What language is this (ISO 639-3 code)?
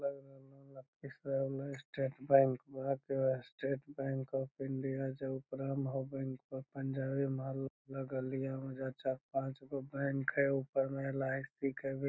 mag